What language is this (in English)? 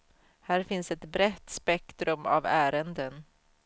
Swedish